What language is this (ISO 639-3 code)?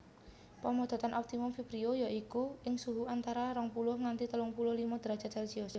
jav